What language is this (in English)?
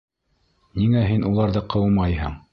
Bashkir